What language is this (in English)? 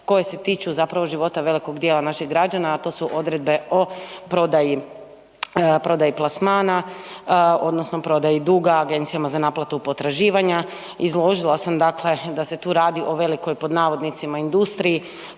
Croatian